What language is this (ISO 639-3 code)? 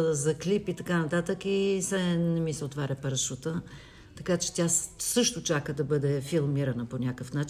bul